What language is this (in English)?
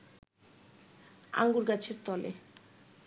Bangla